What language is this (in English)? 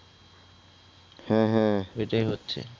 Bangla